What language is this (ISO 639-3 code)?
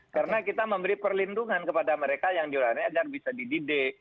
ind